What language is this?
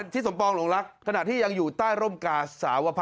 Thai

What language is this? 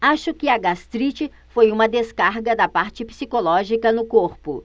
Portuguese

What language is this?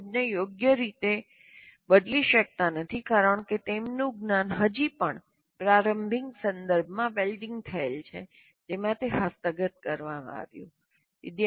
Gujarati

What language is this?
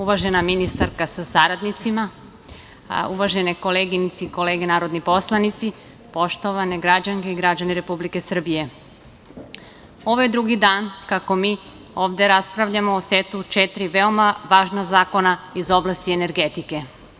Serbian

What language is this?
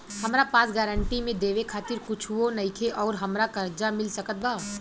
Bhojpuri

